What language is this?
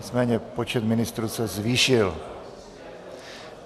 Czech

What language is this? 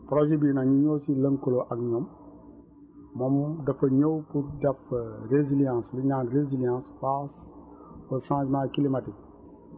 Wolof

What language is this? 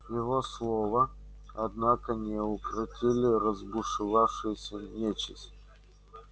Russian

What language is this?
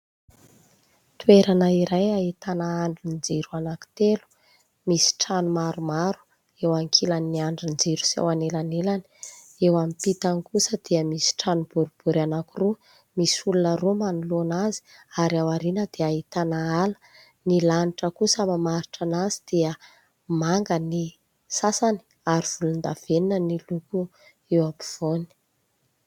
Malagasy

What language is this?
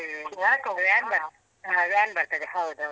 Kannada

